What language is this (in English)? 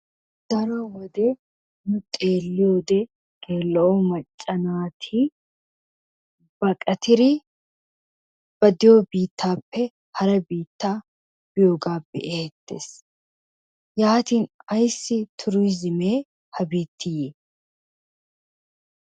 Wolaytta